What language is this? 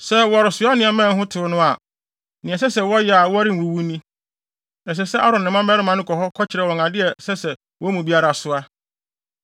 Akan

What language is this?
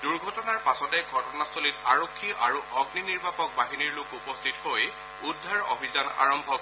Assamese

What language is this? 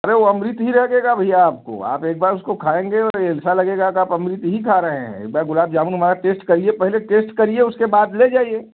Hindi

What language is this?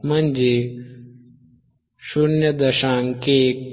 Marathi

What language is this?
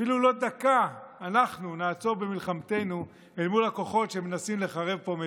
Hebrew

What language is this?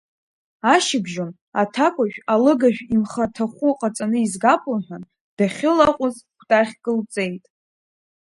Abkhazian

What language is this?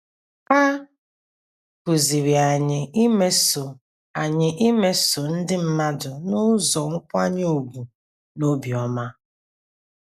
Igbo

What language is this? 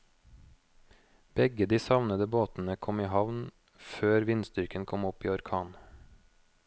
Norwegian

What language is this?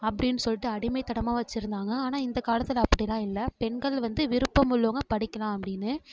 Tamil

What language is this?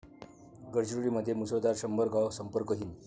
Marathi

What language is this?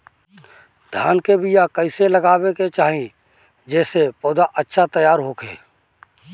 Bhojpuri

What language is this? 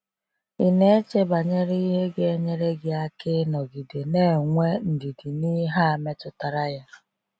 Igbo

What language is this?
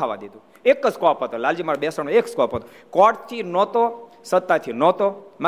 Gujarati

